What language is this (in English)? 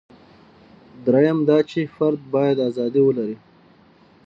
Pashto